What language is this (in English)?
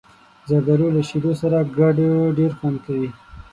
Pashto